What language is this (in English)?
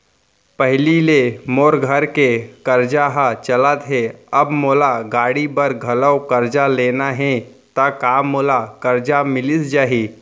Chhattisgarhi